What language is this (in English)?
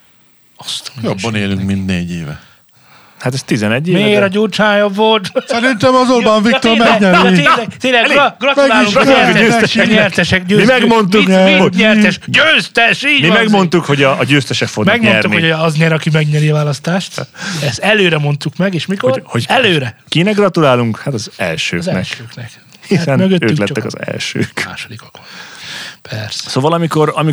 Hungarian